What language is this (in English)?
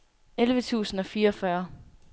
Danish